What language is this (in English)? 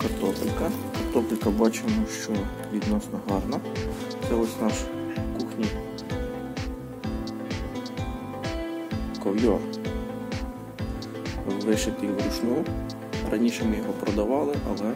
Ukrainian